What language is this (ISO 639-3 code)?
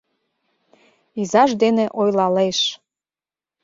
chm